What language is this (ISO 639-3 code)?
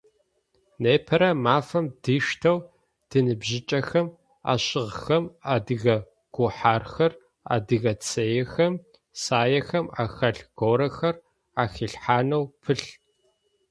ady